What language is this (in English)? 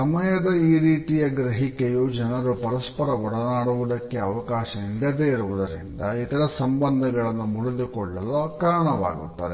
Kannada